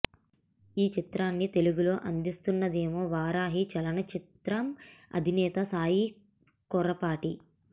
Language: Telugu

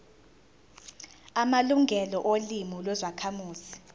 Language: Zulu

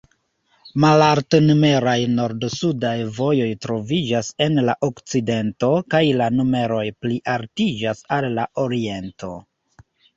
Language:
Esperanto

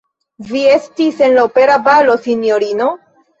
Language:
Esperanto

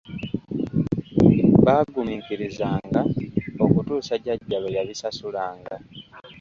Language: Ganda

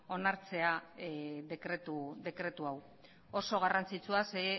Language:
Basque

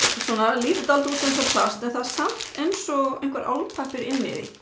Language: Icelandic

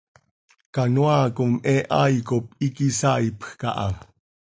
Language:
Seri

